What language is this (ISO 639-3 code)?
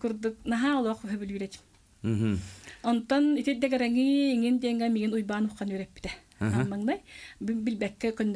ara